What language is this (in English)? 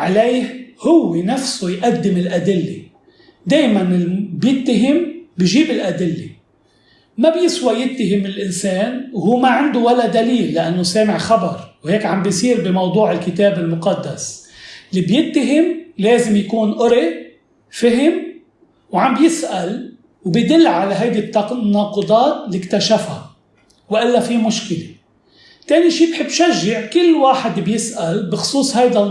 Arabic